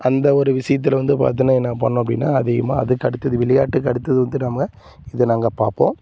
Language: Tamil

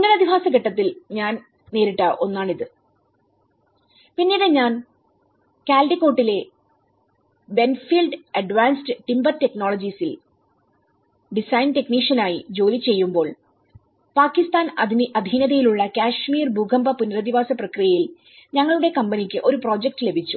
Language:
Malayalam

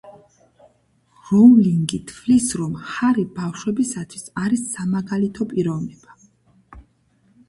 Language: Georgian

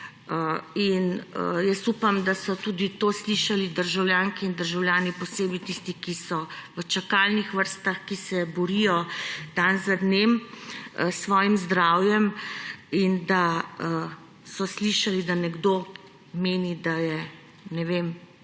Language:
Slovenian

